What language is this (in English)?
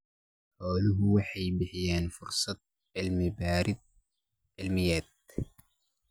Somali